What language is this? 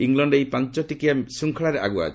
Odia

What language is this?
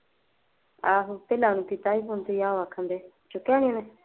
Punjabi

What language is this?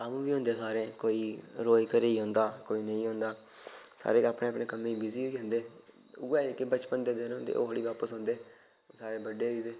Dogri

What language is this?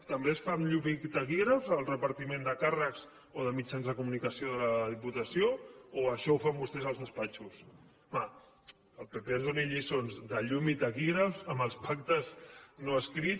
Catalan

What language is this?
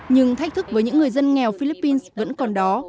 Vietnamese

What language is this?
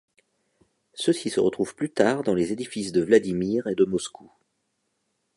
French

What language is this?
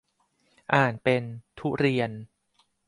Thai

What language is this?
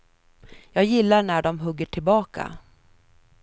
Swedish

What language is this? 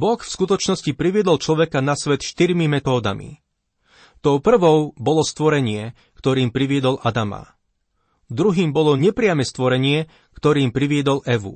Slovak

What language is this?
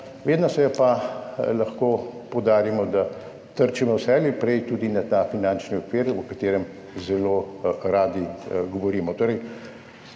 Slovenian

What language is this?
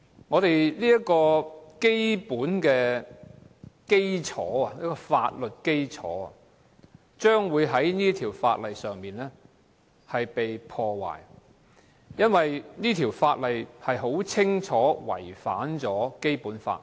Cantonese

